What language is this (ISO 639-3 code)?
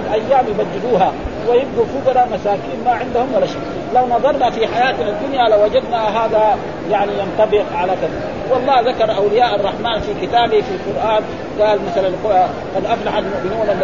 ara